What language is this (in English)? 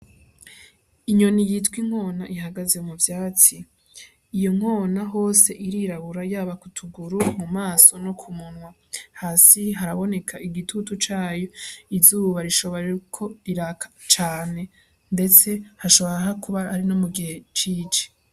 Rundi